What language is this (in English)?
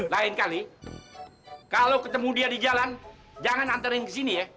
Indonesian